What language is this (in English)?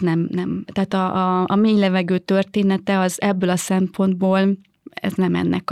Hungarian